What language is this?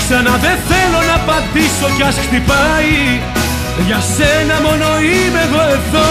Greek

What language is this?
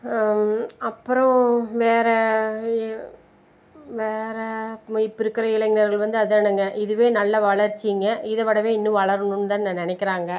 Tamil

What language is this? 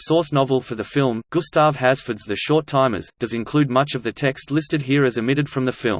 English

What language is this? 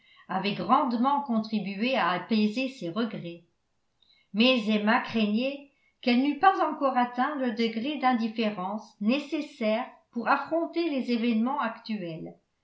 French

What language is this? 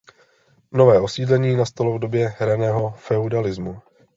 Czech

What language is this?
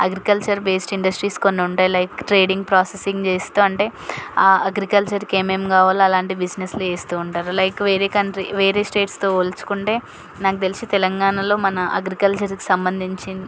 Telugu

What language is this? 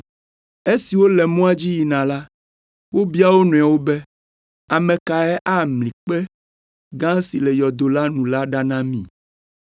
Ewe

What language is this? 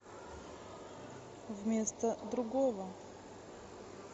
Russian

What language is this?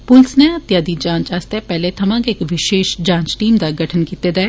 Dogri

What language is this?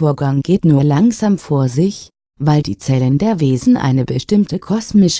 German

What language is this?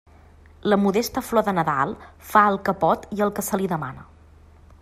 Catalan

